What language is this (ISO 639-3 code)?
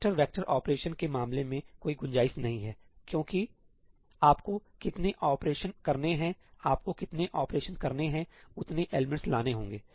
hin